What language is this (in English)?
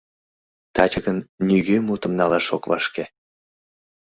Mari